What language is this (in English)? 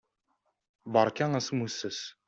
Kabyle